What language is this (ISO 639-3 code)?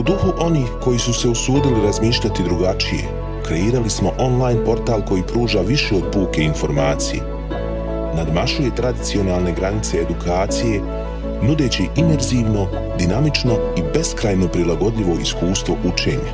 hrv